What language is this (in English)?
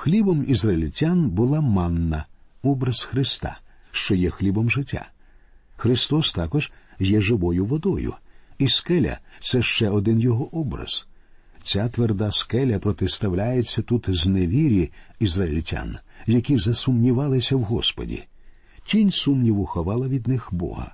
Ukrainian